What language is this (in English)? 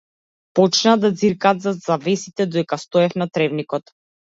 Macedonian